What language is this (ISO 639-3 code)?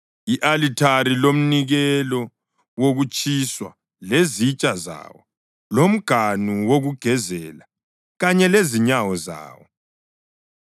nde